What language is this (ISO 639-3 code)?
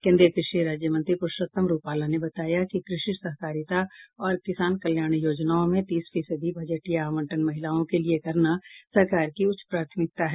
hin